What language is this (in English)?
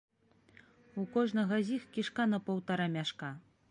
Belarusian